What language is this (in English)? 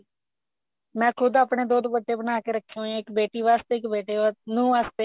Punjabi